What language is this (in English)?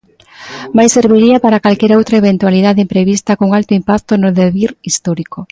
Galician